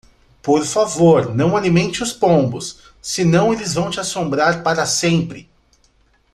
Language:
Portuguese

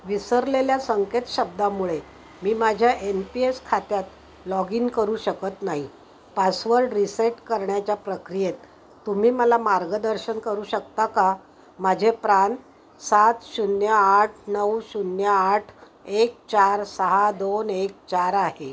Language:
Marathi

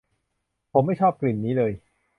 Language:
Thai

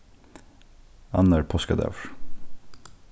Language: Faroese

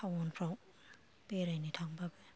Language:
Bodo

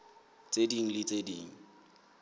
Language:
Southern Sotho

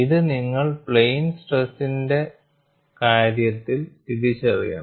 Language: Malayalam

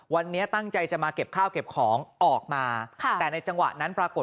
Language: Thai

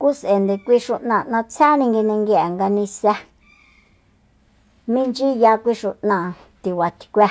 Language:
Soyaltepec Mazatec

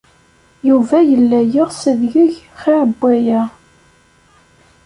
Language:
Kabyle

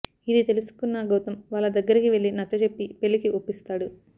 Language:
Telugu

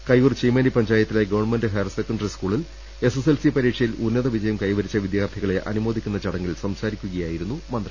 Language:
Malayalam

